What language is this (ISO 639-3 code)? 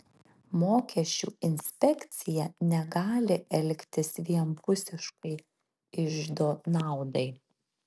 lit